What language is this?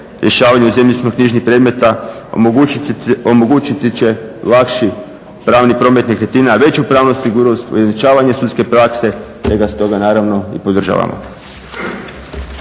Croatian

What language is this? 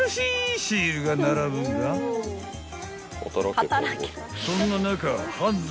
Japanese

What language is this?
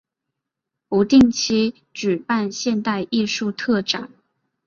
Chinese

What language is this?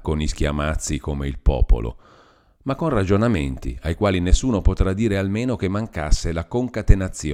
Italian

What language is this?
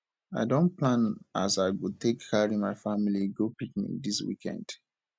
Nigerian Pidgin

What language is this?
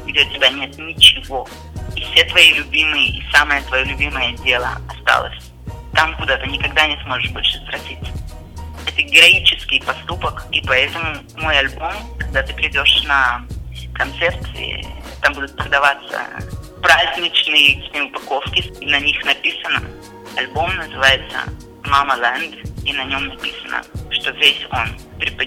Russian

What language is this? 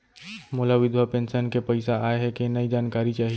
Chhattisgarhi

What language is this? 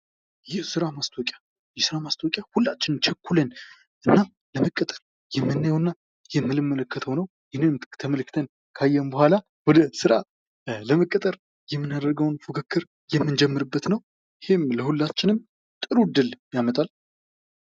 Amharic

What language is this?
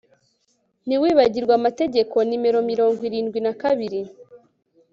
Kinyarwanda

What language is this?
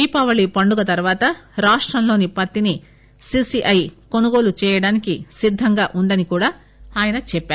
Telugu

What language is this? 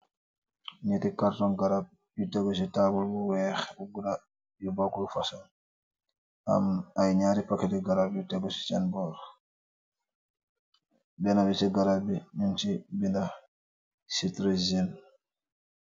Wolof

